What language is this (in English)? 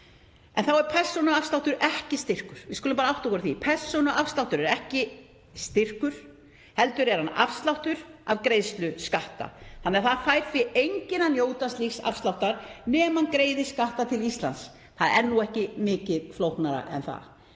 Icelandic